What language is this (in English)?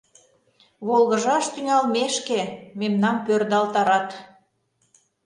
Mari